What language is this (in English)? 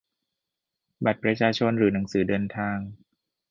Thai